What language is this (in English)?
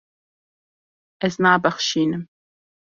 Kurdish